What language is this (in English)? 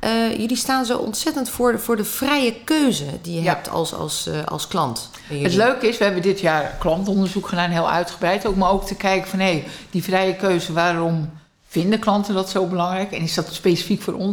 Dutch